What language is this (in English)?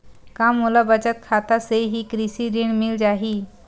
Chhattisgarhi